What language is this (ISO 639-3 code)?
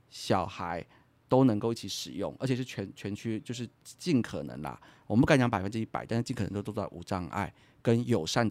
zho